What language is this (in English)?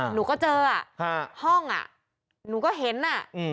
Thai